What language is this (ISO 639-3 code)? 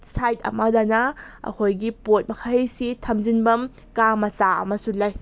mni